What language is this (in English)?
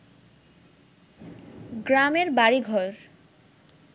Bangla